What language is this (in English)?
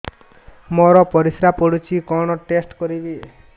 Odia